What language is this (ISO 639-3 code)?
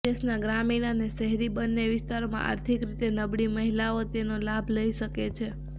guj